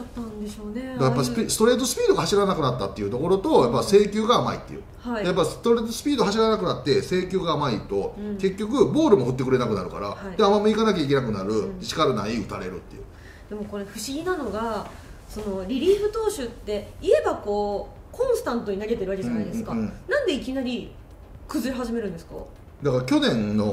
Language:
Japanese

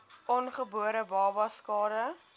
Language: Afrikaans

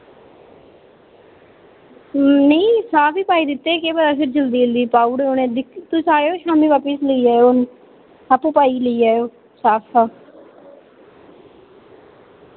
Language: Dogri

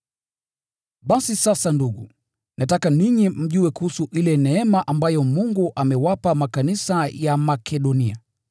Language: Swahili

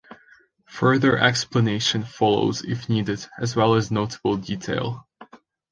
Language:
English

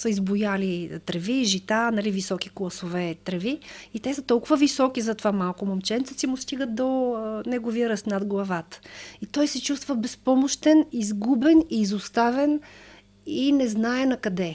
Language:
Bulgarian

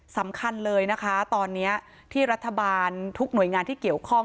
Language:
Thai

